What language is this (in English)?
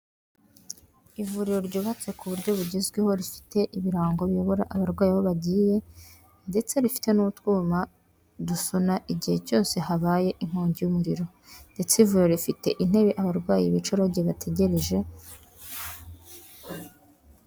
Kinyarwanda